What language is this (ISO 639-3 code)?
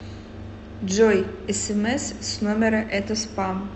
rus